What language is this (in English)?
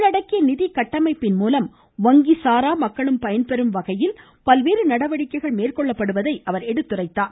Tamil